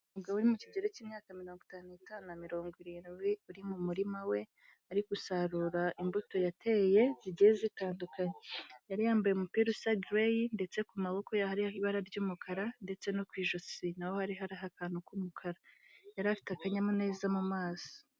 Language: Kinyarwanda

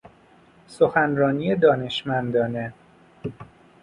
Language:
Persian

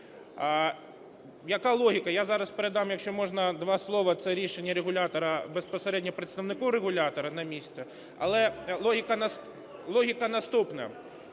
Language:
Ukrainian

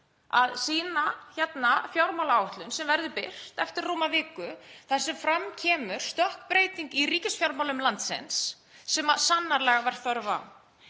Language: Icelandic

